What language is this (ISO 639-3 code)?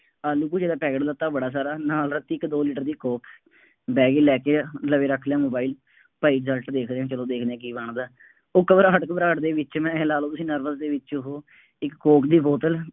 pan